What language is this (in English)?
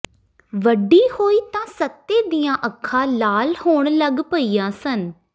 Punjabi